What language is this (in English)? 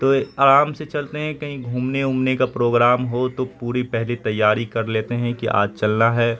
Urdu